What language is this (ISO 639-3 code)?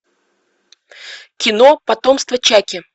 rus